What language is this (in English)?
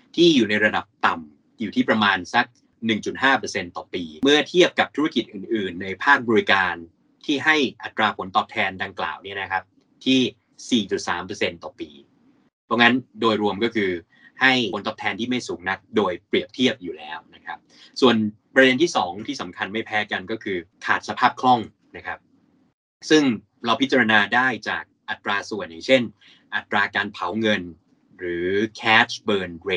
Thai